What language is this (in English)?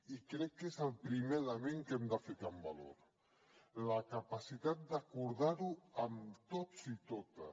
Catalan